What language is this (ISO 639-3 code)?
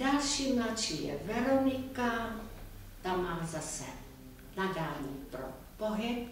ces